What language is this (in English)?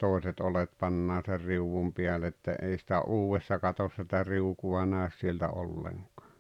Finnish